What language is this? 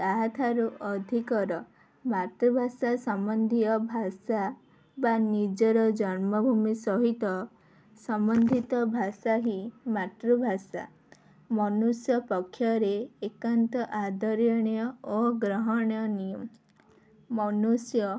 Odia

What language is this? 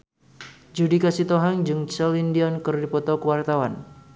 Sundanese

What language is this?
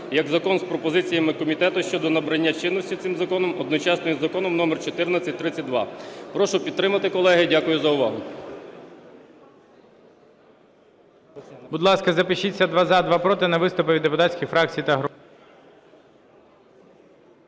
Ukrainian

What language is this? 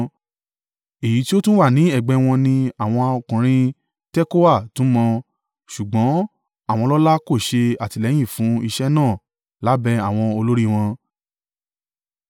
Yoruba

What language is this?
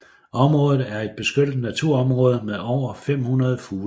Danish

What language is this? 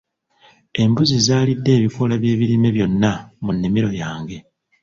Ganda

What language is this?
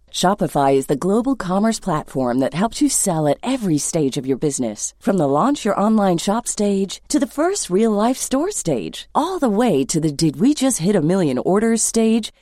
Persian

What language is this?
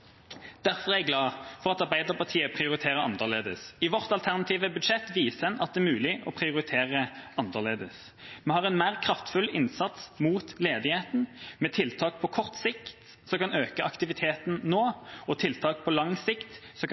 Norwegian Bokmål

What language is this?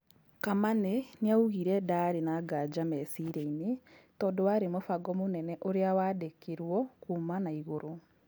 Kikuyu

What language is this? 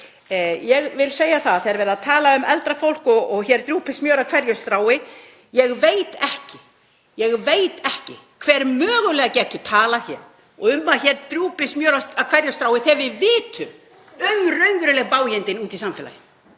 Icelandic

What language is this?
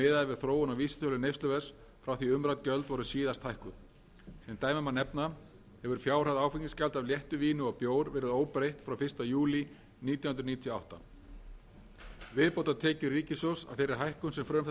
Icelandic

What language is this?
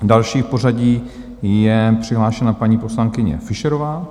Czech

